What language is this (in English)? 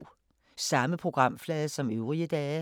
Danish